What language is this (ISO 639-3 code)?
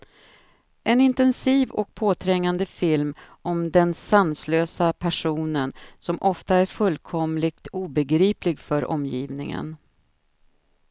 swe